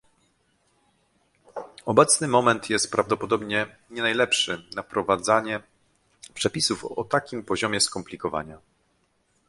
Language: Polish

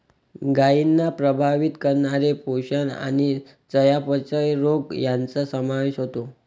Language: Marathi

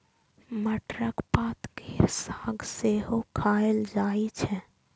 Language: Maithili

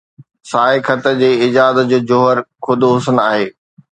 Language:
Sindhi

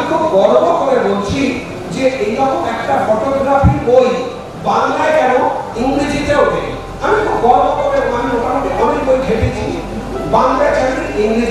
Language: Korean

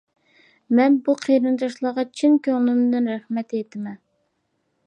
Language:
Uyghur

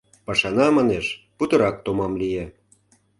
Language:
Mari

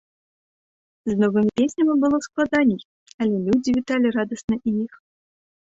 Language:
Belarusian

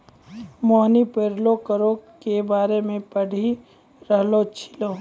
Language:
Maithili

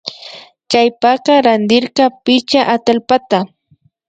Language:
Imbabura Highland Quichua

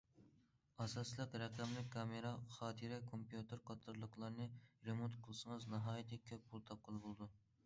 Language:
Uyghur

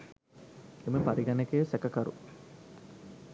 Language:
Sinhala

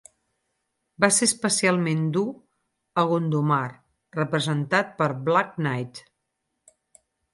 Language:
Catalan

